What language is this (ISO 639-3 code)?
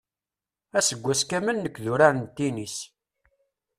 kab